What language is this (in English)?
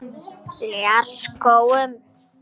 Icelandic